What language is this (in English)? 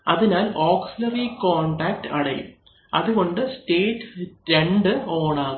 Malayalam